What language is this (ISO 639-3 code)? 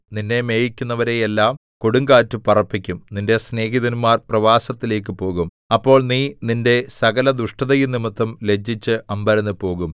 mal